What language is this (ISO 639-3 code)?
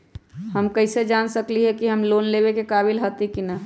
mag